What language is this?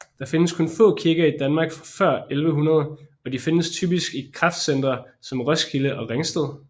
Danish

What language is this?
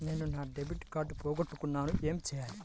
Telugu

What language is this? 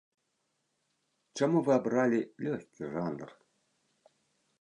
Belarusian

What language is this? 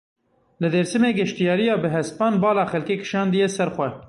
Kurdish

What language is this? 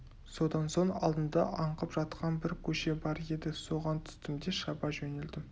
Kazakh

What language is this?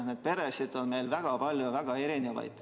Estonian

